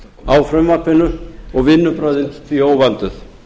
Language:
Icelandic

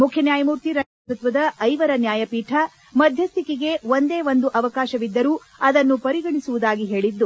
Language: Kannada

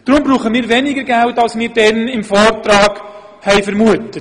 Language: Swiss German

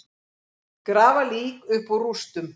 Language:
Icelandic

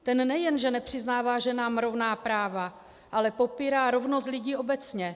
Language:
Czech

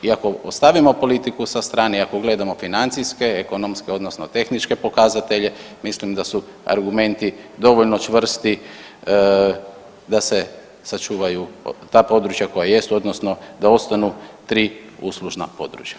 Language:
Croatian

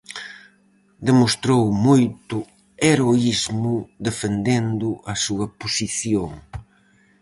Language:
Galician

